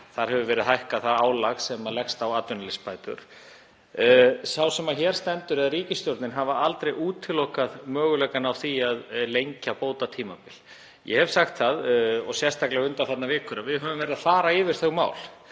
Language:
Icelandic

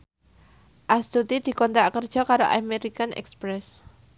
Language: Javanese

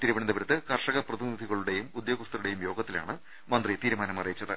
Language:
Malayalam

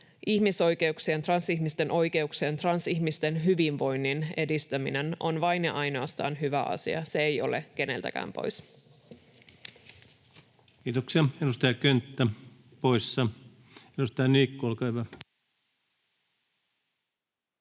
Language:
Finnish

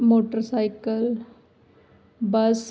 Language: Punjabi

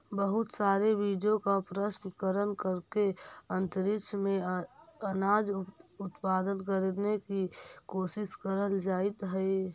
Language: Magahi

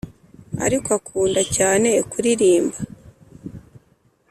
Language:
Kinyarwanda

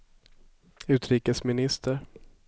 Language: Swedish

